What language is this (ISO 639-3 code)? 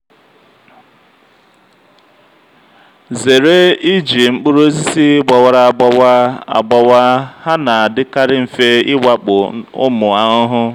ibo